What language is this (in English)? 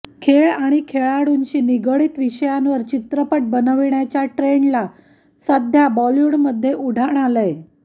Marathi